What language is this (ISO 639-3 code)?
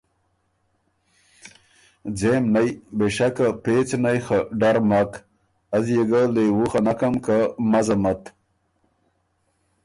oru